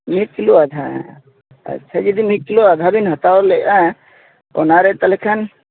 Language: Santali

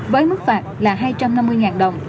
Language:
Vietnamese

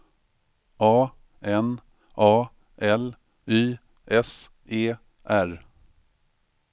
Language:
Swedish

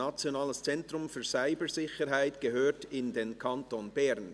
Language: Swiss German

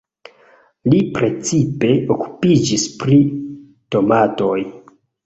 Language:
Esperanto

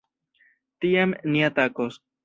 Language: Esperanto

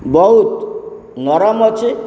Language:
Odia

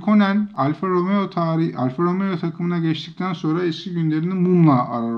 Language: Turkish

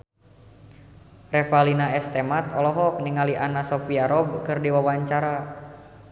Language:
Sundanese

